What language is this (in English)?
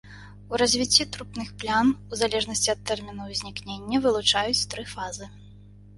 Belarusian